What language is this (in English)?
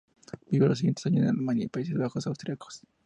Spanish